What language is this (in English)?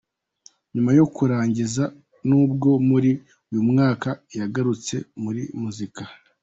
Kinyarwanda